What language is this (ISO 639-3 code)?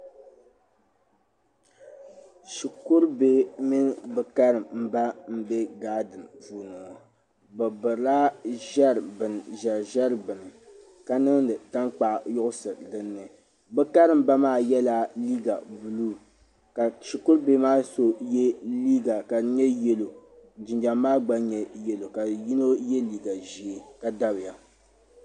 dag